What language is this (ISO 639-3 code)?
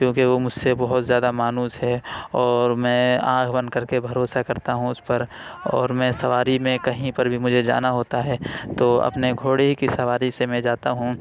urd